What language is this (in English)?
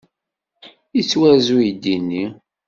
Kabyle